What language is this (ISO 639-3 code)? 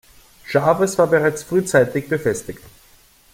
deu